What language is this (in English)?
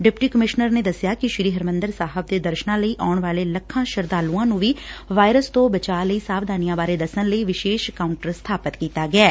Punjabi